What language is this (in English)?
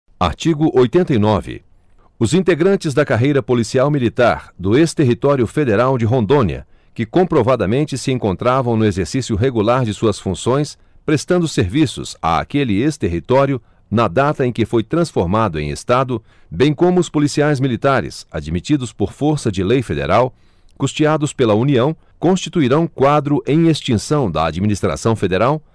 Portuguese